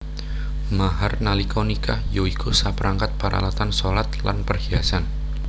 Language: Javanese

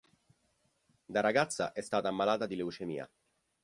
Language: Italian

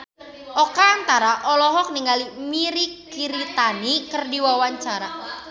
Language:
Sundanese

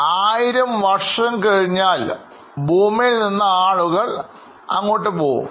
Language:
Malayalam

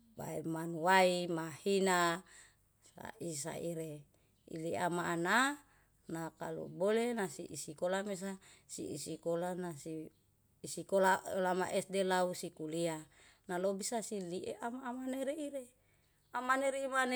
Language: Yalahatan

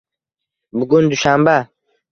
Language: Uzbek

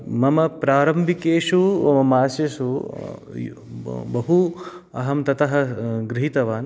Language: Sanskrit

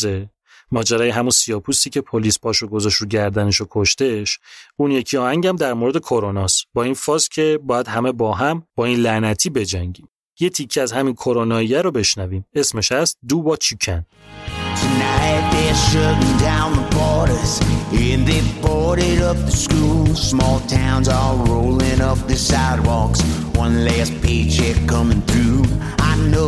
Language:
Persian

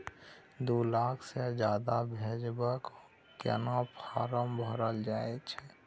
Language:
Maithili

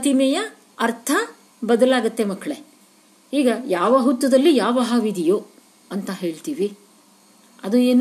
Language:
Kannada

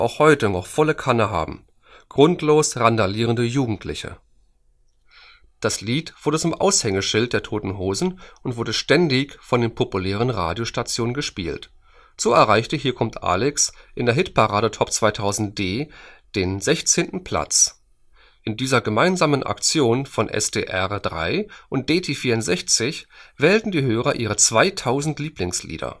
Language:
German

